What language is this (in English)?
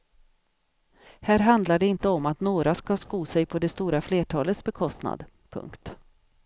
Swedish